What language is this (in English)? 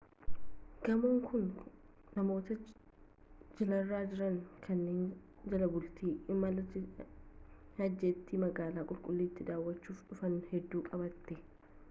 Oromo